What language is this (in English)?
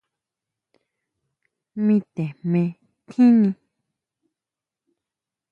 Huautla Mazatec